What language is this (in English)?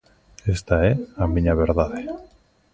Galician